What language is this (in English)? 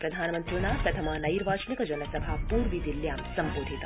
Sanskrit